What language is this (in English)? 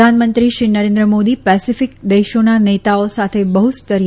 Gujarati